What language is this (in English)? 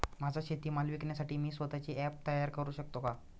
Marathi